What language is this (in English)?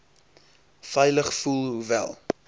Afrikaans